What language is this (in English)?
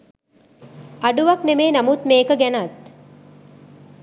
Sinhala